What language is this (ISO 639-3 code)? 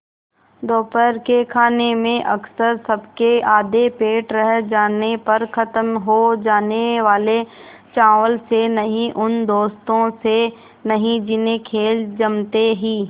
hin